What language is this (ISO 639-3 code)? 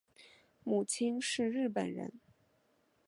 zho